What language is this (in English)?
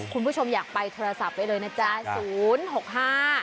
Thai